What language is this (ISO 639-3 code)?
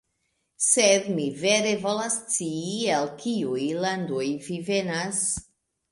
epo